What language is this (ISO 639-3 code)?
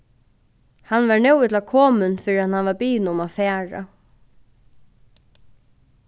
fao